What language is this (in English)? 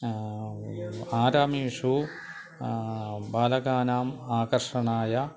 Sanskrit